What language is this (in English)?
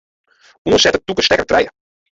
Western Frisian